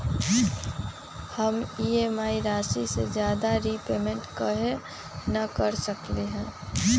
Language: Magahi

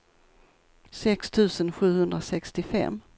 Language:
Swedish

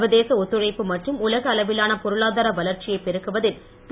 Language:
Tamil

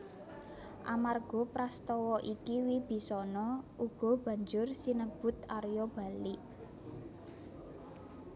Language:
Javanese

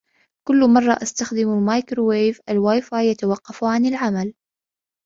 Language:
Arabic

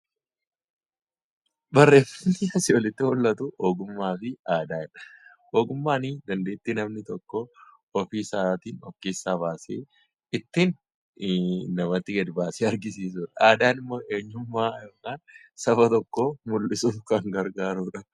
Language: Oromo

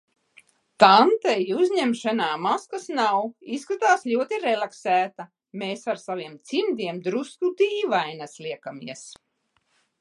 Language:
Latvian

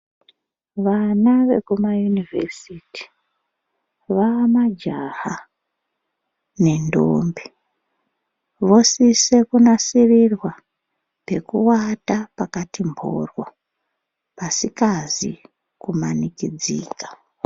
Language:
Ndau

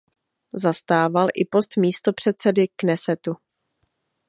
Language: Czech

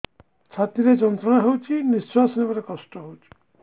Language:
Odia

